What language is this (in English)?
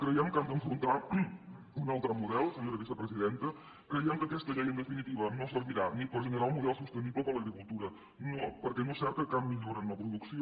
Catalan